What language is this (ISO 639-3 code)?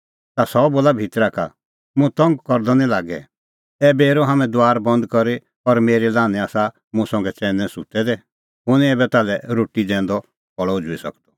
kfx